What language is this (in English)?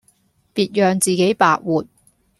Cantonese